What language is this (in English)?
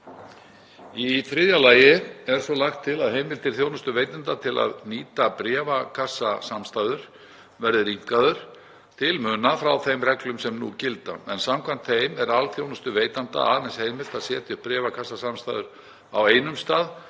Icelandic